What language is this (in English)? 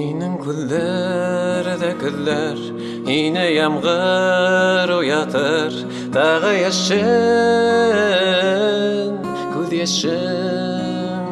Turkish